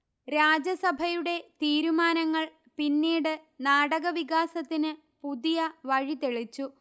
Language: Malayalam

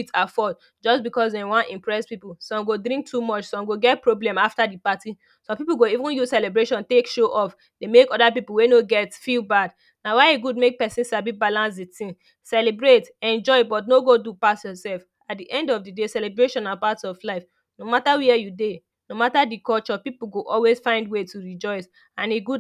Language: Nigerian Pidgin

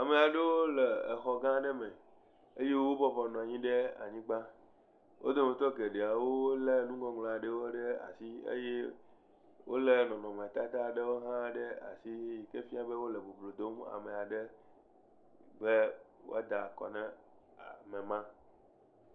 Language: Ewe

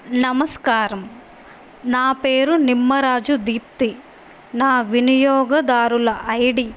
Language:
Telugu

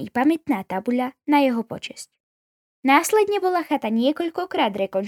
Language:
Slovak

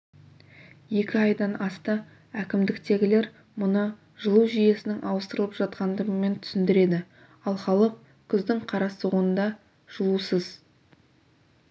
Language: Kazakh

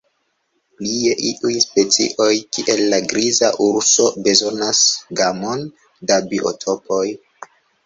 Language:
Esperanto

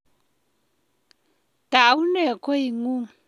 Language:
Kalenjin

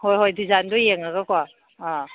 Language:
Manipuri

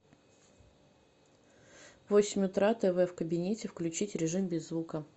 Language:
Russian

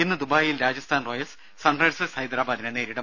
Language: Malayalam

